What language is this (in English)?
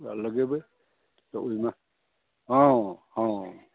Maithili